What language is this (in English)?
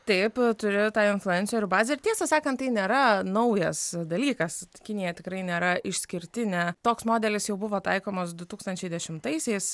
Lithuanian